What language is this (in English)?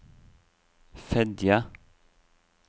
Norwegian